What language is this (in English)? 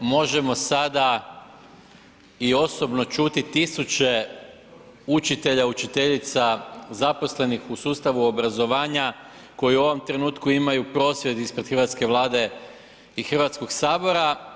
Croatian